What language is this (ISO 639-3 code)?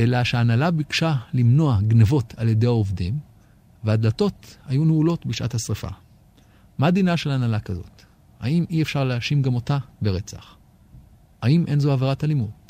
heb